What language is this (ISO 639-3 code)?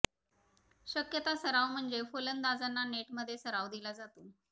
mar